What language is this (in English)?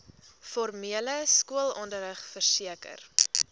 Afrikaans